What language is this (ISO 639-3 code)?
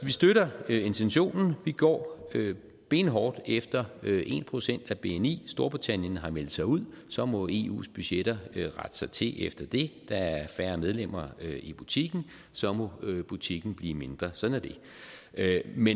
dan